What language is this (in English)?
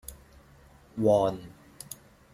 Thai